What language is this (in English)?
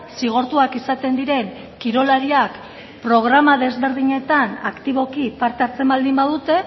Basque